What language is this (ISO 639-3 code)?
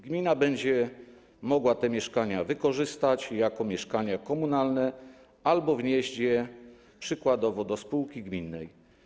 pol